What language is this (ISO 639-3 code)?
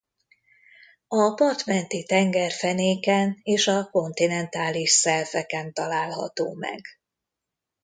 hun